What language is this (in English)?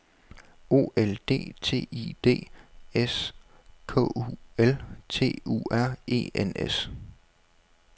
Danish